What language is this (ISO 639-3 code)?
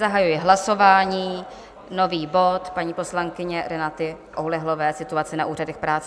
ces